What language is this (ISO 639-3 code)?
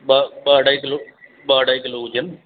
snd